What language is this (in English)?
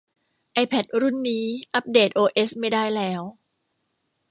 Thai